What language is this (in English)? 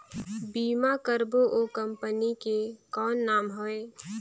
Chhattisgarhi